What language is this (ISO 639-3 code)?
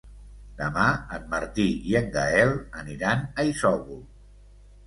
cat